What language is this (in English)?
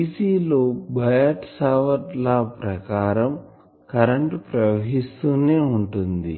Telugu